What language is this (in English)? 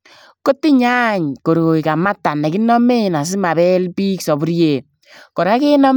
Kalenjin